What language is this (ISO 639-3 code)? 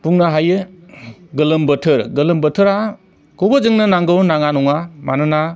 brx